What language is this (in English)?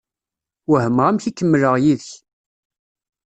Kabyle